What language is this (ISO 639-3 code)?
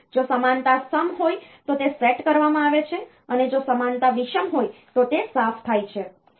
guj